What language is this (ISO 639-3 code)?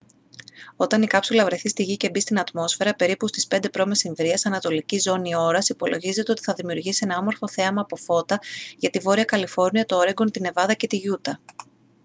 ell